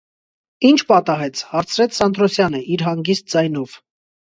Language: Armenian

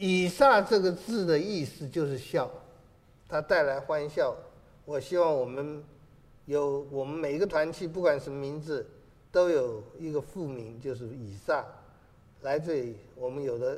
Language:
Chinese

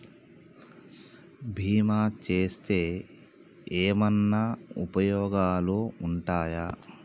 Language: Telugu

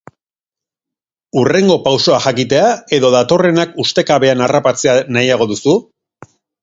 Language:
Basque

